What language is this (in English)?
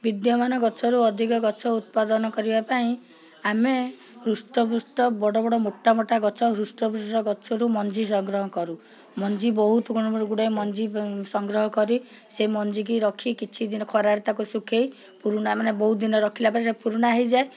Odia